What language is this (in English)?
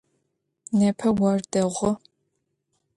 Adyghe